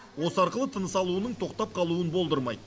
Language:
Kazakh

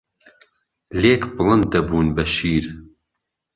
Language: Central Kurdish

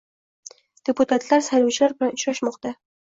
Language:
Uzbek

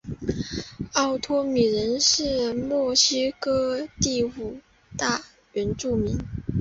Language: Chinese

